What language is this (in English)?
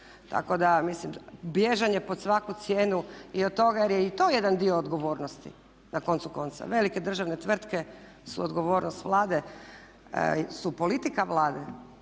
Croatian